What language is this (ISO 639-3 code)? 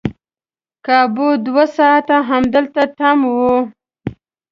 pus